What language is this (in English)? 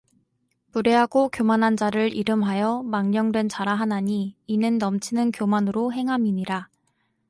Korean